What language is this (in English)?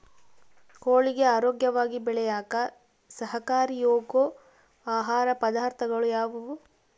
Kannada